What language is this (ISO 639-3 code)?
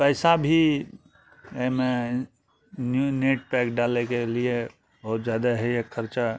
mai